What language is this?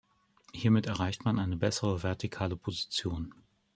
German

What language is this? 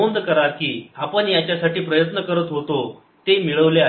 Marathi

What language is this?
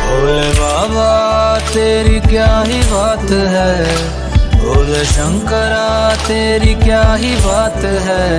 Hindi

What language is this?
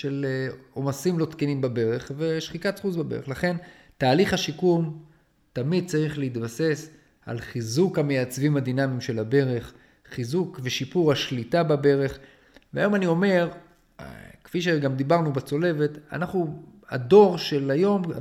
Hebrew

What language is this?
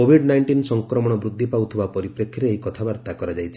Odia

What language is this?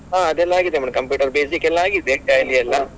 Kannada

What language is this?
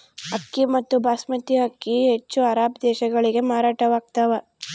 Kannada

